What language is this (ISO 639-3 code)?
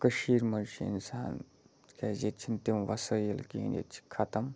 kas